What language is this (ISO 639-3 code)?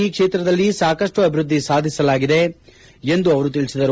kan